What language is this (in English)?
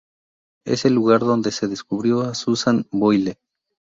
Spanish